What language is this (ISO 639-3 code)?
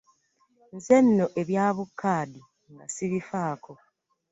lug